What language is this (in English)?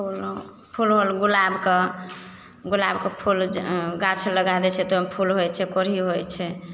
Maithili